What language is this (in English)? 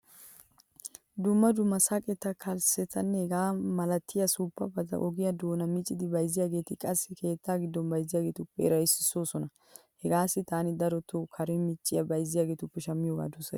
Wolaytta